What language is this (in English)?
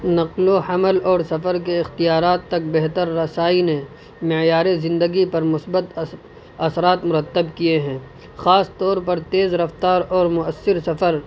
Urdu